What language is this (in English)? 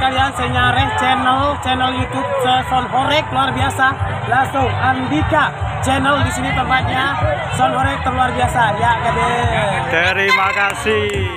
Indonesian